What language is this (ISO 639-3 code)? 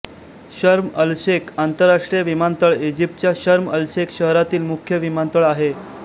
mar